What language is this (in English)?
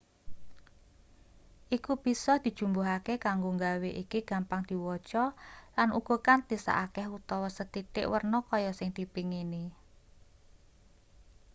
Javanese